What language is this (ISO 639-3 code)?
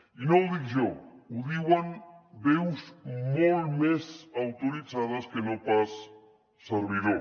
cat